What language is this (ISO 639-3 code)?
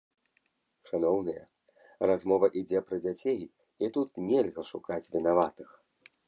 bel